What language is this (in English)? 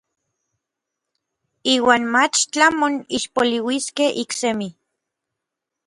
Orizaba Nahuatl